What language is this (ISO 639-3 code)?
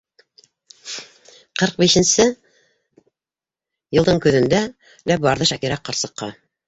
bak